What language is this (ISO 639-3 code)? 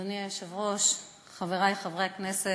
heb